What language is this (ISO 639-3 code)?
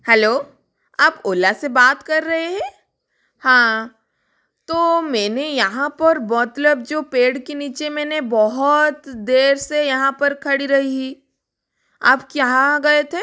hin